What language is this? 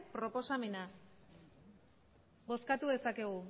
Basque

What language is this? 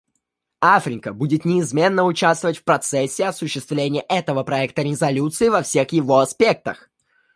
Russian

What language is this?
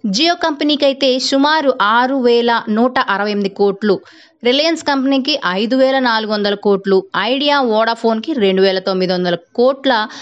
Telugu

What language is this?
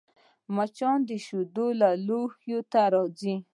Pashto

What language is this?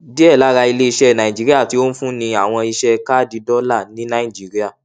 Yoruba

